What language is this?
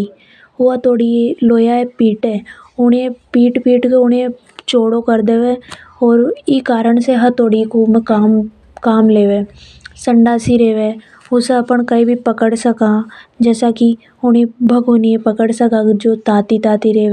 Hadothi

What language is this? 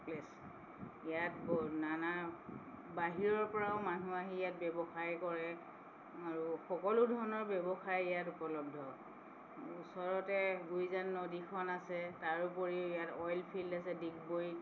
Assamese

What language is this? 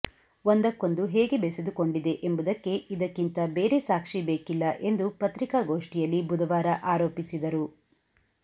Kannada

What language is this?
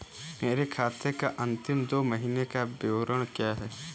Hindi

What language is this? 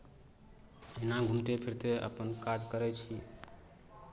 Maithili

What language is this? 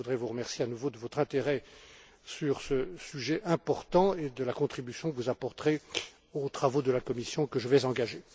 French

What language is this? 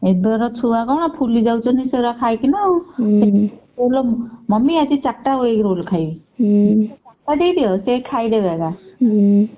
Odia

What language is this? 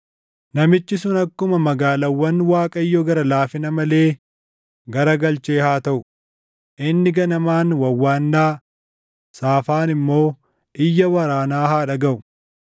Oromo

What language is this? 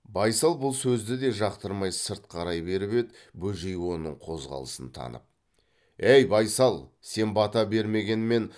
Kazakh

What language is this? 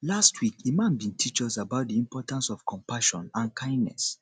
Nigerian Pidgin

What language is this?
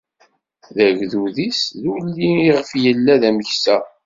Kabyle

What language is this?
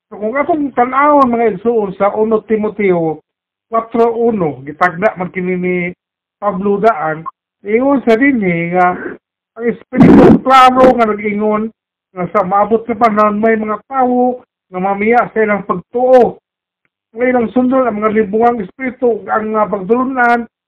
Filipino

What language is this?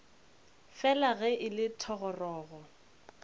Northern Sotho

